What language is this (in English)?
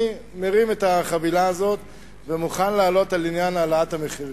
Hebrew